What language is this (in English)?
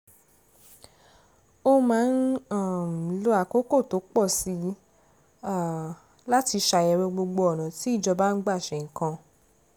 Yoruba